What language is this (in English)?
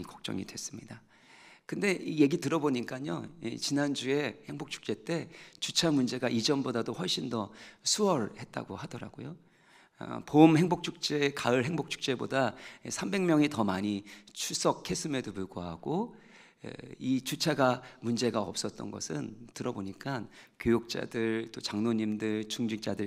Korean